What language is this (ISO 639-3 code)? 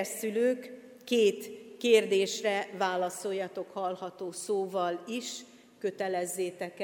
hun